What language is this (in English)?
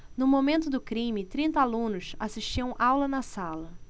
Portuguese